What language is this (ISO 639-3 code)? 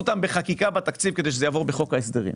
heb